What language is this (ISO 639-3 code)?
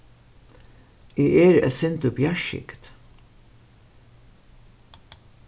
fao